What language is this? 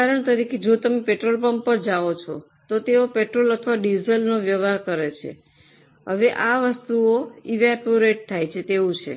Gujarati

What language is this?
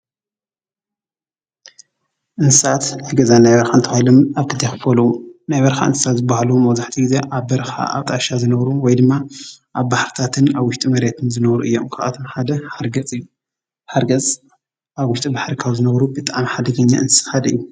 Tigrinya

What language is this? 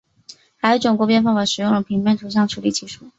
Chinese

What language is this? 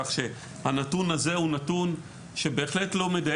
Hebrew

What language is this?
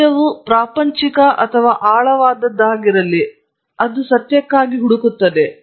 Kannada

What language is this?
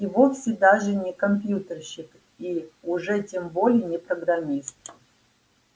Russian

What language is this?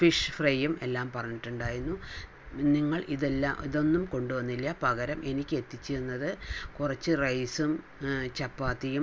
Malayalam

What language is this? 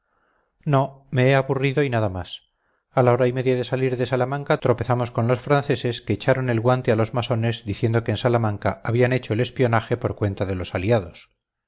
Spanish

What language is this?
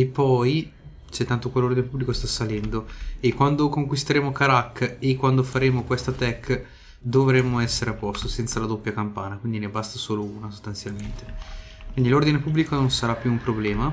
Italian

